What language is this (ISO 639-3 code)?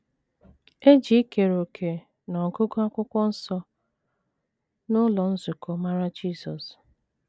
ibo